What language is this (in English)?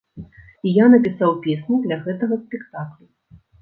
Belarusian